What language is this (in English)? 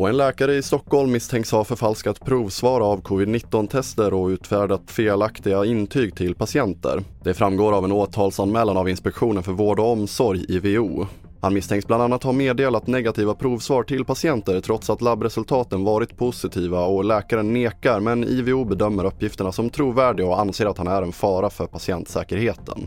Swedish